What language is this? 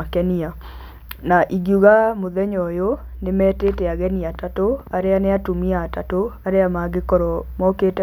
Kikuyu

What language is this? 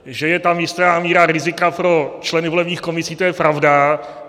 Czech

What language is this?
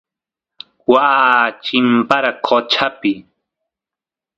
Santiago del Estero Quichua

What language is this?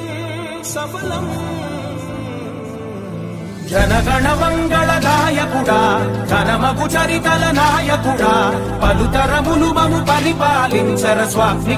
Hindi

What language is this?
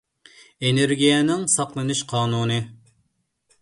Uyghur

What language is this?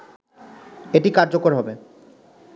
Bangla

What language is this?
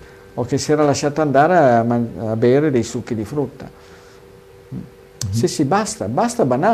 Italian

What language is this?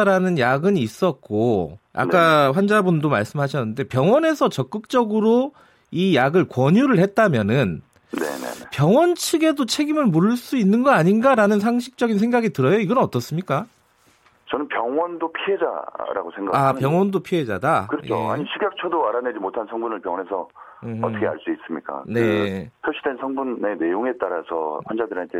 Korean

